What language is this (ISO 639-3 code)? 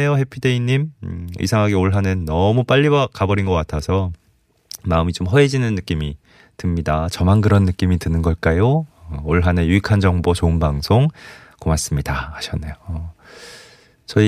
kor